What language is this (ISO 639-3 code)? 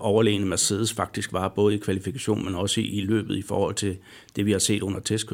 dan